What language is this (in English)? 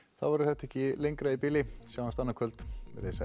Icelandic